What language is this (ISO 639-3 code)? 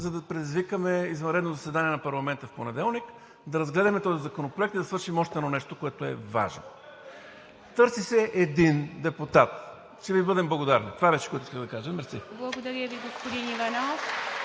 bul